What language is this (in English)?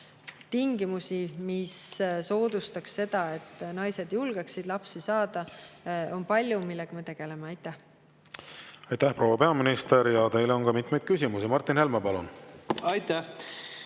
Estonian